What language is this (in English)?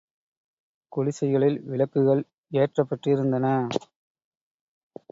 Tamil